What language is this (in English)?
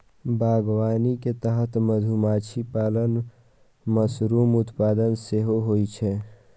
Maithili